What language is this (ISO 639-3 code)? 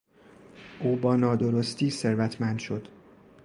fas